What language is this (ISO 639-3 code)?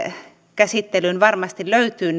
fin